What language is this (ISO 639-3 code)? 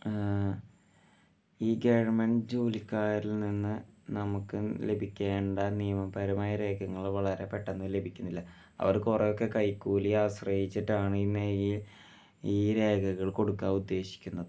mal